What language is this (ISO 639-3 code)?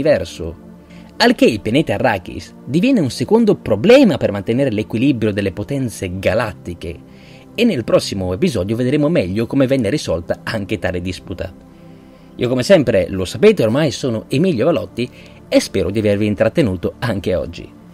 ita